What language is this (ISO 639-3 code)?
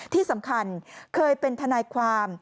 tha